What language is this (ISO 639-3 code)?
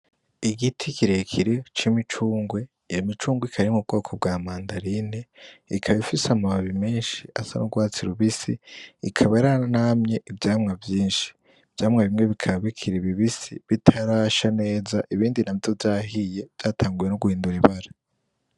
run